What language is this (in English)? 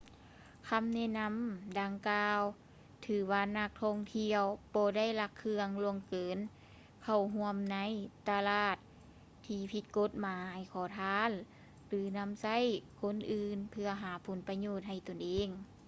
Lao